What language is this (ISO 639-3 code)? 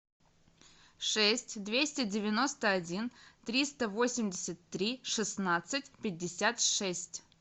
rus